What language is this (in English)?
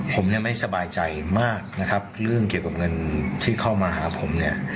Thai